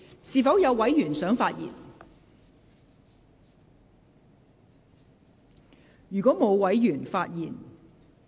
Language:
Cantonese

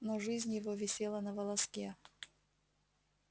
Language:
Russian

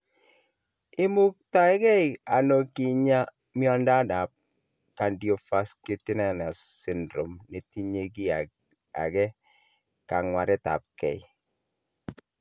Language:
Kalenjin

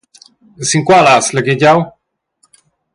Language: Romansh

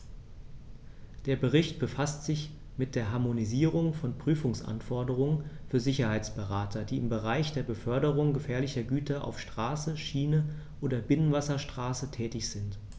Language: German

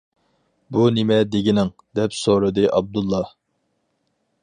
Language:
Uyghur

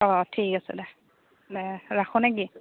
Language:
Assamese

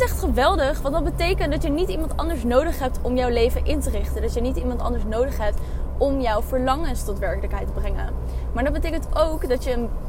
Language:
Dutch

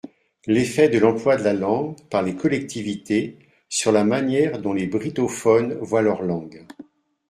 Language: French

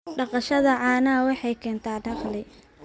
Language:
Somali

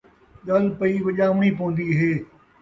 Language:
Saraiki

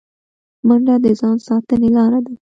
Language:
Pashto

